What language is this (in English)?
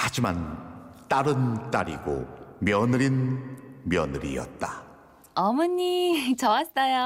Korean